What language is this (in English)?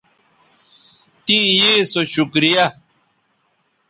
Bateri